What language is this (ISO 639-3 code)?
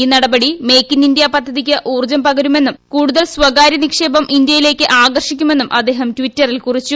mal